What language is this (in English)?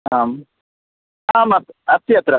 Sanskrit